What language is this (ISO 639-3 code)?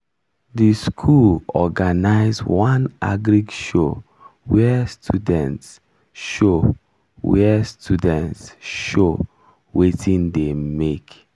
pcm